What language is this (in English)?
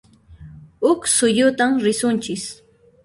Puno Quechua